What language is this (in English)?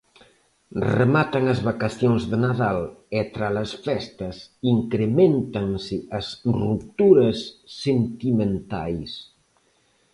Galician